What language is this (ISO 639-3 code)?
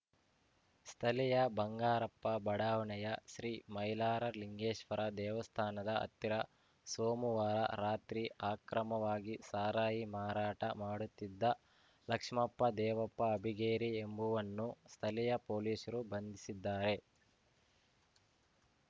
kan